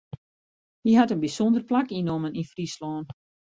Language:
Western Frisian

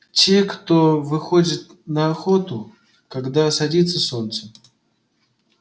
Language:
Russian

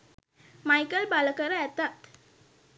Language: Sinhala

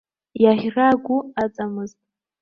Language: Abkhazian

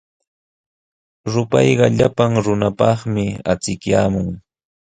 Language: Sihuas Ancash Quechua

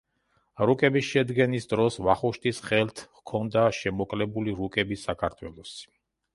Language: Georgian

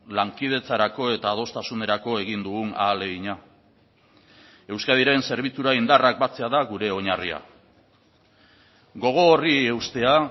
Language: Basque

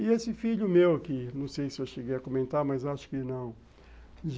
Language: Portuguese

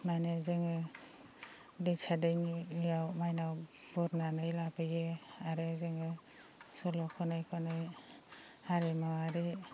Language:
Bodo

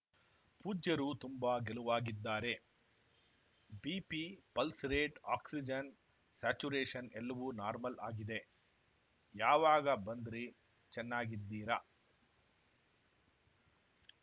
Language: Kannada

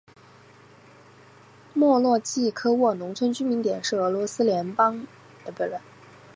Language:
Chinese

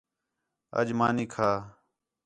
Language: Khetrani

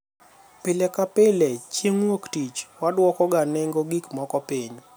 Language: Luo (Kenya and Tanzania)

